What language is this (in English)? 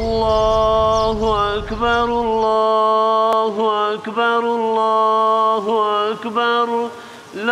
Arabic